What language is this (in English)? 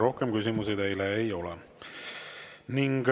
Estonian